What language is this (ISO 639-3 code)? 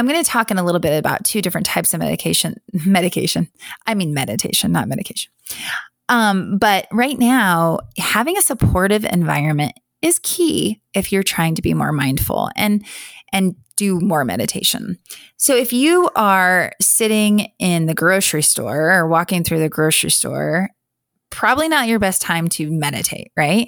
eng